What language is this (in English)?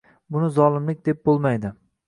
Uzbek